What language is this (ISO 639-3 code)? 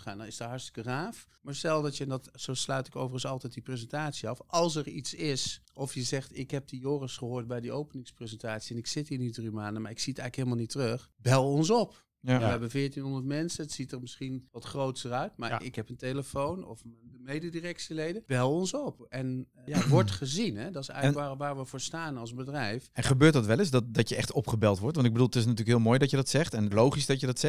nld